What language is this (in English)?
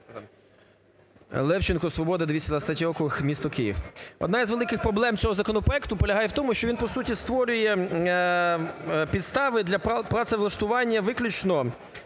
Ukrainian